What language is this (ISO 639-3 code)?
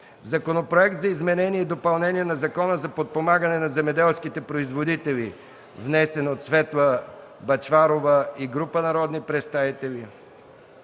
bul